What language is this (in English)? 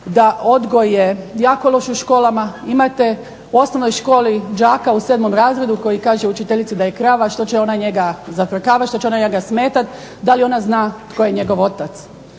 Croatian